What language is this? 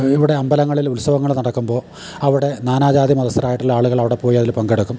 Malayalam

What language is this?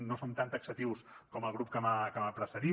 Catalan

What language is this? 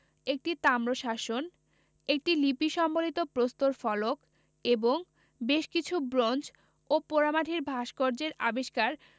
Bangla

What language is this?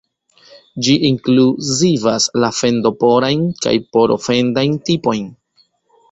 Esperanto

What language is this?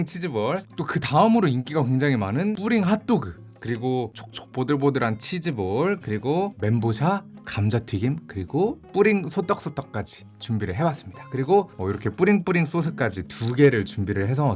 Korean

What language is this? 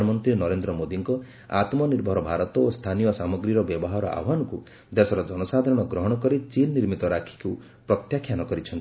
Odia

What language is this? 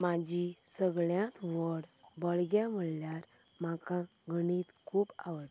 Konkani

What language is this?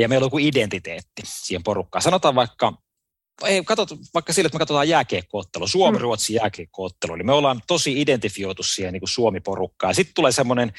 Finnish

